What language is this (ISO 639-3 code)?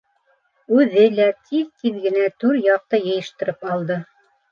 bak